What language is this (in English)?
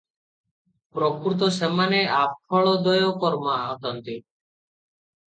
Odia